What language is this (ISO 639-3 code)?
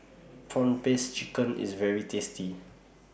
eng